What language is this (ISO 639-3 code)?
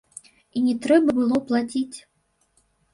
bel